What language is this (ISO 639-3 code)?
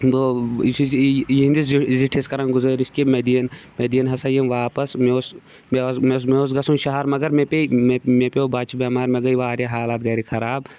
kas